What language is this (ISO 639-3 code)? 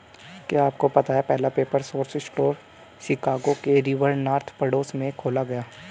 hin